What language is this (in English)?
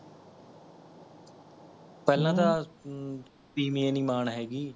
Punjabi